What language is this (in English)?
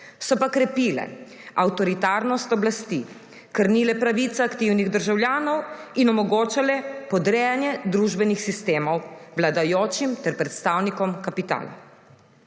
Slovenian